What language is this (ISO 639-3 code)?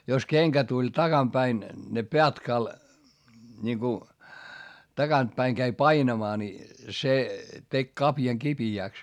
fin